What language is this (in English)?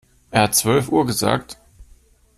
German